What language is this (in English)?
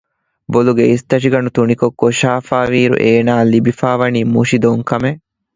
Divehi